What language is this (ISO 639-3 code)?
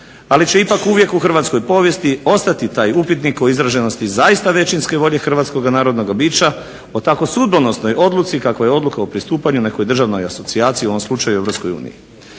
hrv